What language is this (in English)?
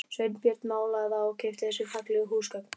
Icelandic